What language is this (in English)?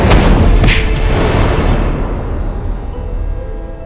Indonesian